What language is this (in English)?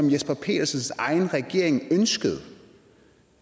Danish